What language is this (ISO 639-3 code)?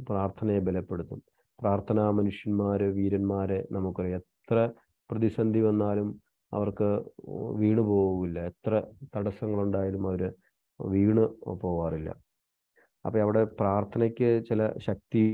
mal